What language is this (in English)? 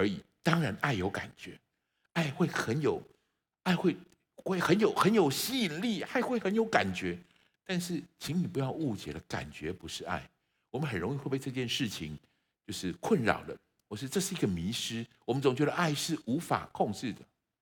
Chinese